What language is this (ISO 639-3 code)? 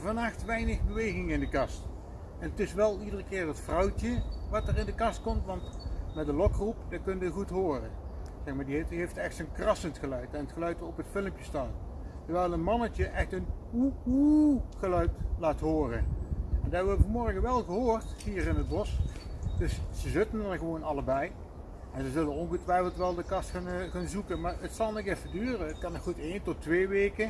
nld